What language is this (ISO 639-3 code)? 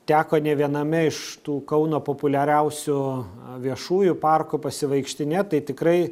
lit